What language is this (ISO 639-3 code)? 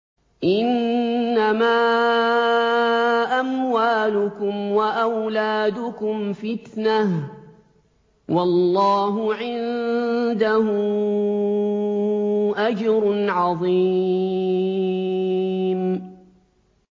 ara